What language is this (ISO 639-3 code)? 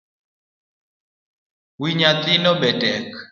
luo